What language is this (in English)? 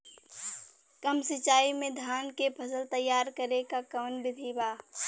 Bhojpuri